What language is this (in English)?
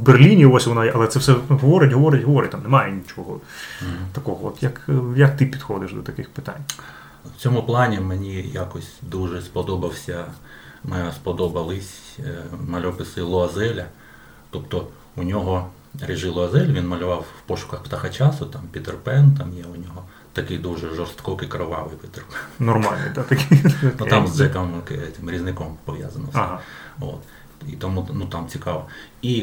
Ukrainian